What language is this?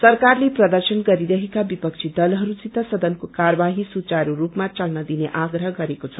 Nepali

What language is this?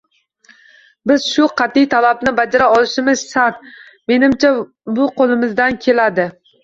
Uzbek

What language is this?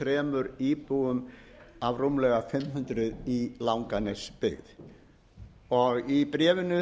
Icelandic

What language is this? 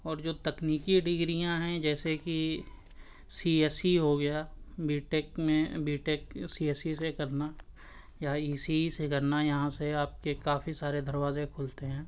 Urdu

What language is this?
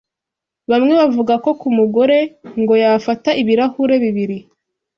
Kinyarwanda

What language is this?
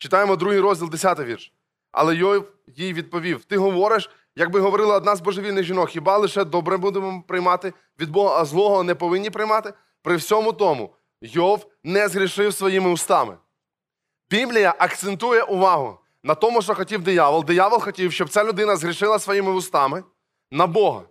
Ukrainian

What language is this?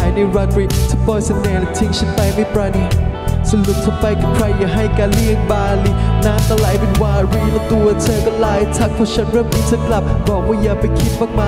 Thai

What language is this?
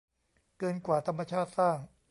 Thai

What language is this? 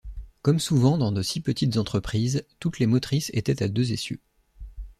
French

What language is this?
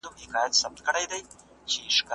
Pashto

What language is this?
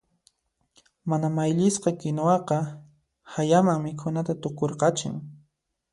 Puno Quechua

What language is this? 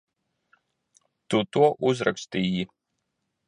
Latvian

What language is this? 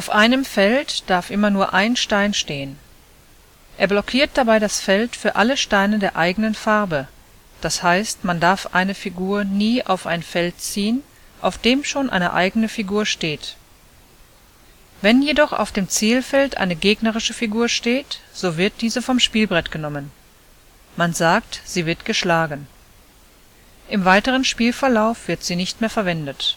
German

